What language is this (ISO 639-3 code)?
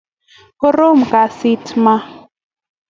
kln